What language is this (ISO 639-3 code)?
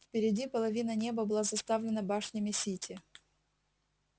rus